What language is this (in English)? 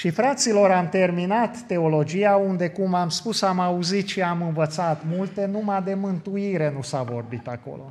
Romanian